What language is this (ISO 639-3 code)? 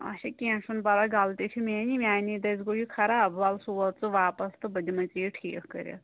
kas